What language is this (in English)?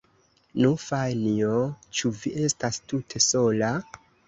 Esperanto